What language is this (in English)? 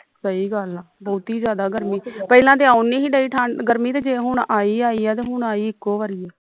Punjabi